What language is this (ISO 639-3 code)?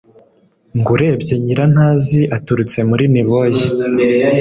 kin